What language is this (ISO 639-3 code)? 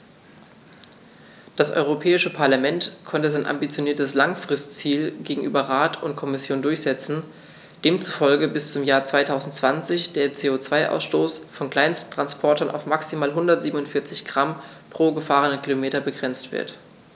deu